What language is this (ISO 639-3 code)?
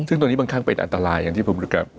tha